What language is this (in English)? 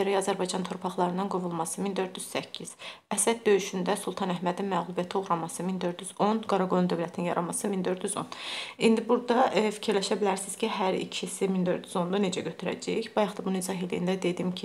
Turkish